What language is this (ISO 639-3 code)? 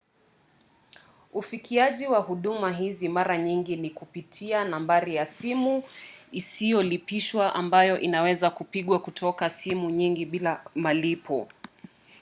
swa